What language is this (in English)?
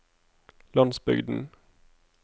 Norwegian